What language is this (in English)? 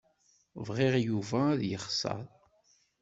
Kabyle